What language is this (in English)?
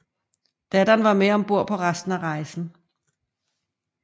Danish